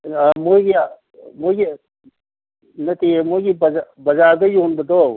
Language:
Manipuri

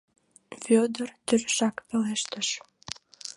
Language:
Mari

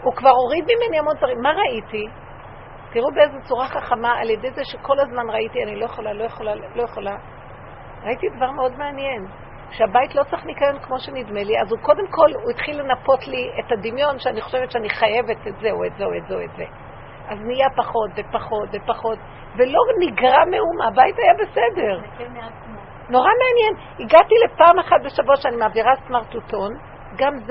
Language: Hebrew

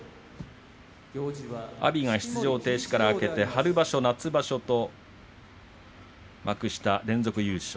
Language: Japanese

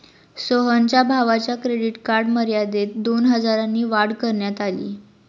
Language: Marathi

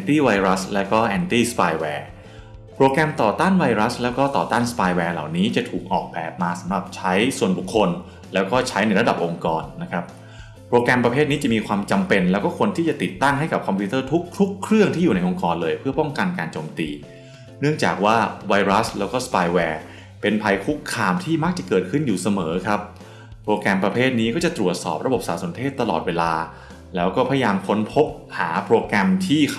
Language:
Thai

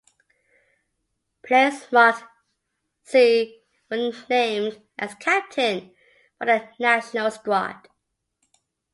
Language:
English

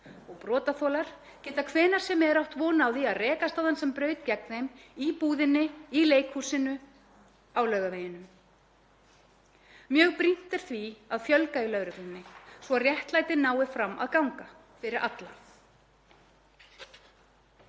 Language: Icelandic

